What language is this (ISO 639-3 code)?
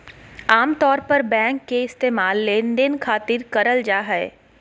mag